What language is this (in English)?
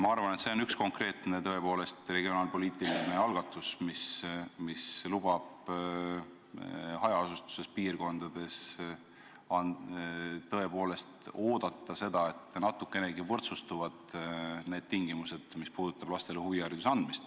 Estonian